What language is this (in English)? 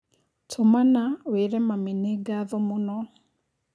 Kikuyu